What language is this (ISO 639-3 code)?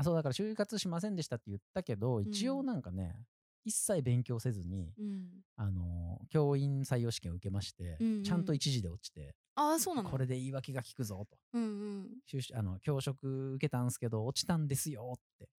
jpn